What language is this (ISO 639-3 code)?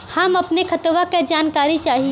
bho